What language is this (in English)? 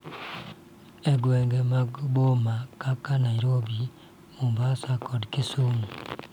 Luo (Kenya and Tanzania)